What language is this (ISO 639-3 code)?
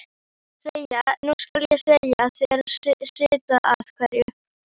isl